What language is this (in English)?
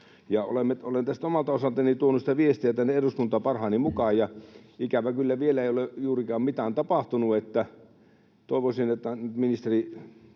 Finnish